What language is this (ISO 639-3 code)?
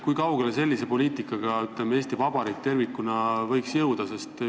est